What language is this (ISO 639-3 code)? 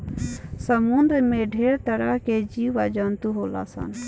bho